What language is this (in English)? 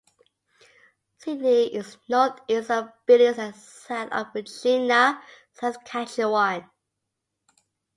English